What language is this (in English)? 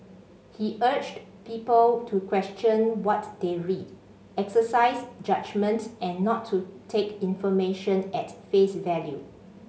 English